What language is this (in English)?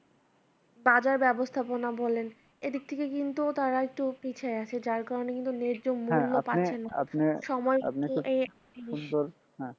Bangla